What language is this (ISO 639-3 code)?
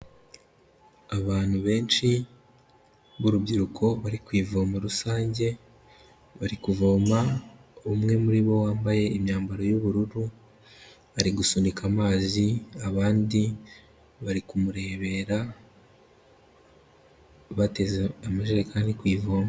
kin